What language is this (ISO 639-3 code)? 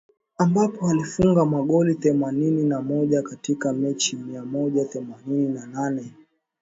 swa